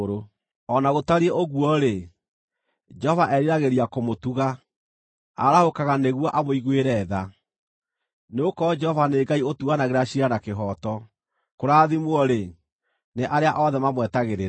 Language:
Kikuyu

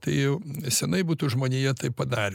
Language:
Lithuanian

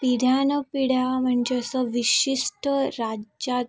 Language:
Marathi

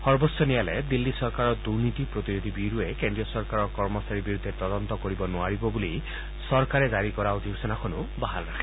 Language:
Assamese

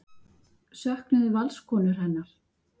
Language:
Icelandic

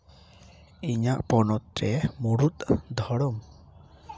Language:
Santali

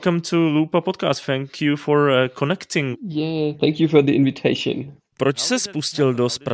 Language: Czech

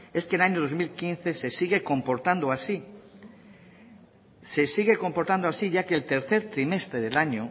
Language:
Spanish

